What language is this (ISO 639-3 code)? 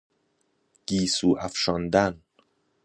fas